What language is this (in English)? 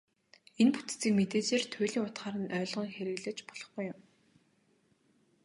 Mongolian